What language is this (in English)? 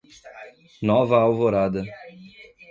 Portuguese